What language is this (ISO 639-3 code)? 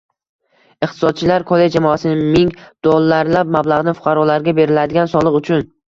uzb